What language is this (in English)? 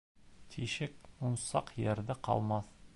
Bashkir